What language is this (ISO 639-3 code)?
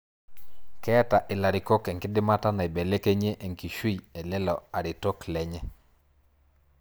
mas